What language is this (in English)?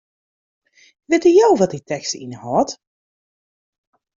Western Frisian